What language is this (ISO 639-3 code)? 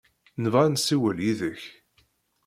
kab